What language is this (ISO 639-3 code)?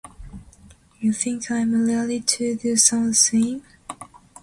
eng